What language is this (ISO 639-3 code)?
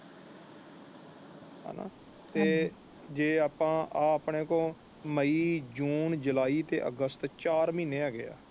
pan